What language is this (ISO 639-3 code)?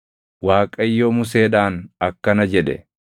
orm